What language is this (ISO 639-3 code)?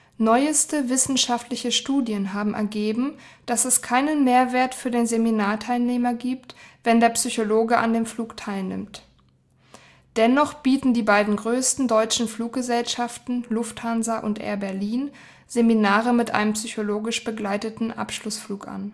deu